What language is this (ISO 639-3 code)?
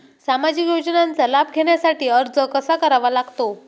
mar